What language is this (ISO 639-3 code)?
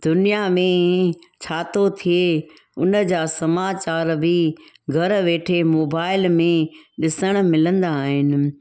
snd